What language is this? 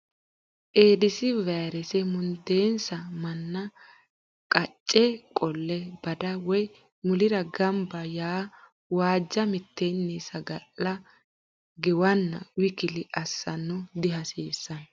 Sidamo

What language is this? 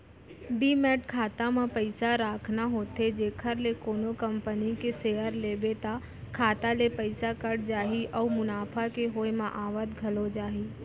Chhattisgarhi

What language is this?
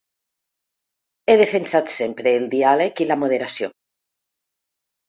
Catalan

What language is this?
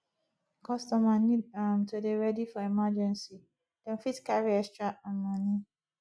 Nigerian Pidgin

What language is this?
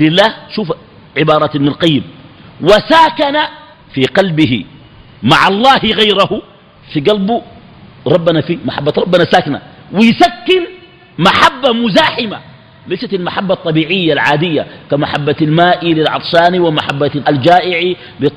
Arabic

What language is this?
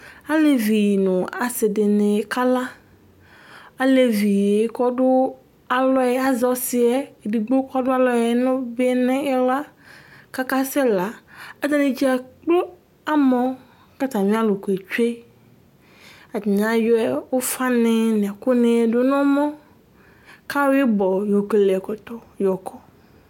Ikposo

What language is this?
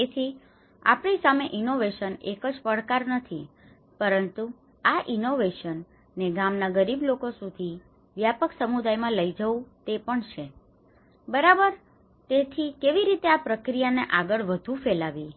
Gujarati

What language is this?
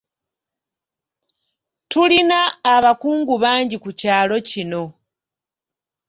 Ganda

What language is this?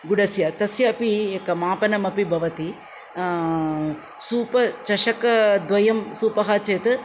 Sanskrit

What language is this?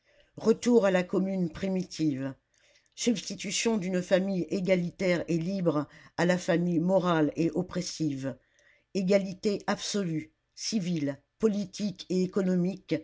French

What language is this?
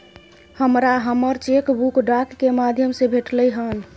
Maithili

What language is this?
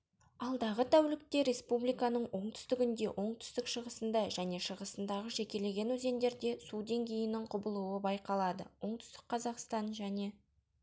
Kazakh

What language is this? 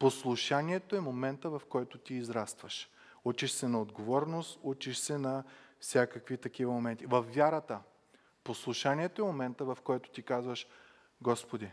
Bulgarian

